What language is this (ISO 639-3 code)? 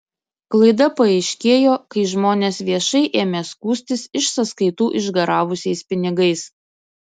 lit